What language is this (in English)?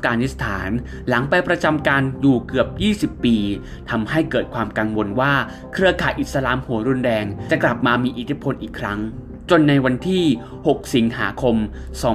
Thai